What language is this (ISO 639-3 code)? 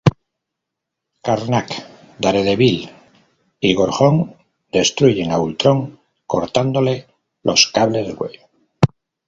spa